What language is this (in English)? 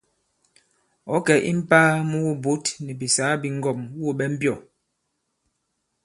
Bankon